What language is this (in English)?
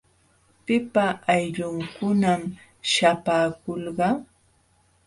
Jauja Wanca Quechua